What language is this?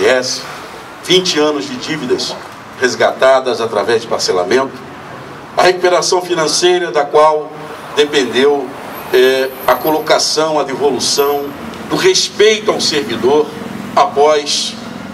Portuguese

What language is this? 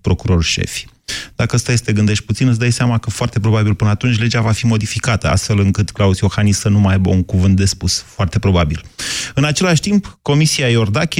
Romanian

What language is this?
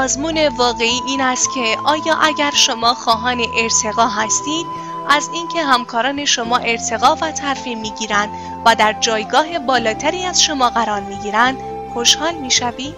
Persian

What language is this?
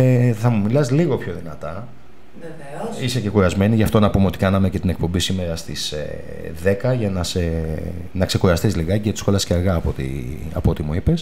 Greek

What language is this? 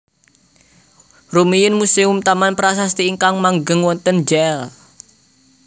Javanese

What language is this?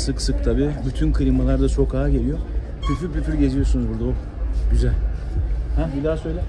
Turkish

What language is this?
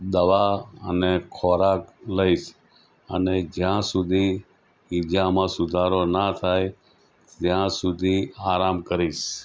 Gujarati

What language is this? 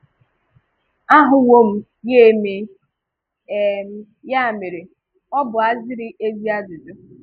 Igbo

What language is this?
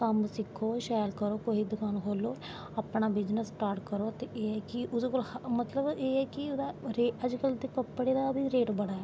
Dogri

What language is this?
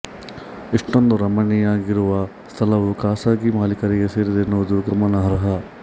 Kannada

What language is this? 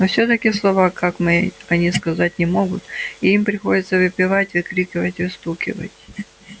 Russian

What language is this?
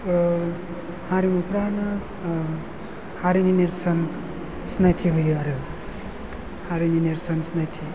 Bodo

